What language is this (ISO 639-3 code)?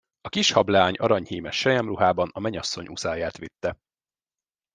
hun